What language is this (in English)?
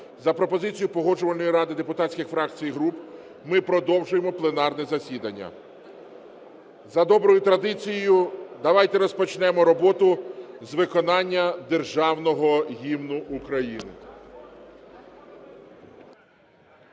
Ukrainian